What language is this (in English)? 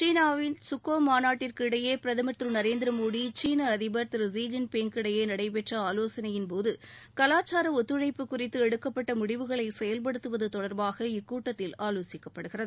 Tamil